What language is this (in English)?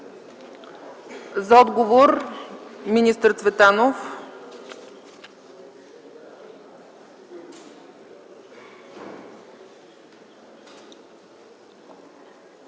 Bulgarian